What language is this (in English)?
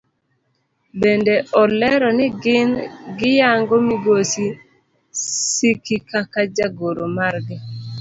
Luo (Kenya and Tanzania)